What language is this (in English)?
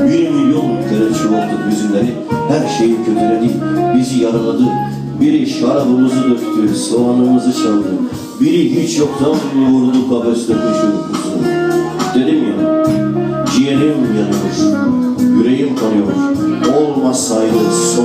Turkish